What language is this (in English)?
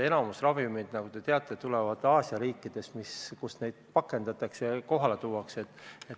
Estonian